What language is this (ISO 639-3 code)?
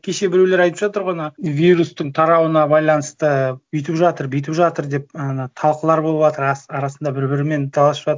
kaz